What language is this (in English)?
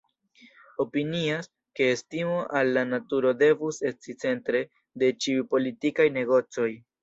Esperanto